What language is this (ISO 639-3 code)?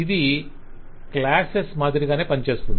tel